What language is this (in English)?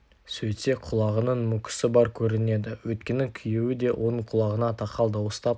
Kazakh